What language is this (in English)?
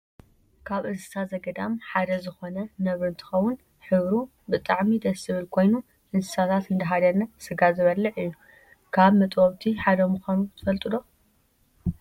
Tigrinya